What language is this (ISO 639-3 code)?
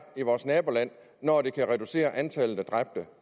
dan